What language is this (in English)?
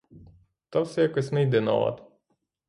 Ukrainian